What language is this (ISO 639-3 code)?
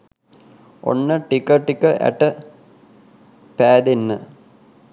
sin